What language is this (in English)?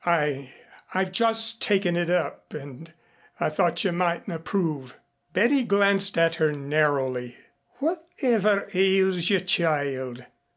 English